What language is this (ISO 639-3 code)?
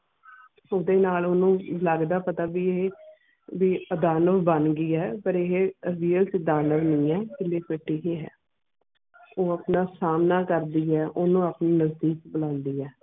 pan